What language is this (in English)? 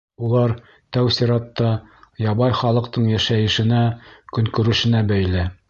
Bashkir